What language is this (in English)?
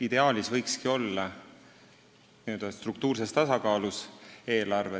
Estonian